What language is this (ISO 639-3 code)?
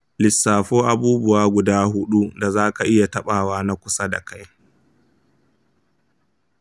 hau